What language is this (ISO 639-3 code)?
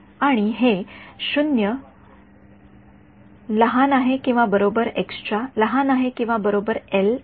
mar